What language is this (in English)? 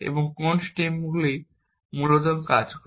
Bangla